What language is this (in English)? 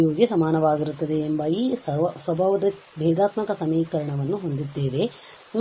Kannada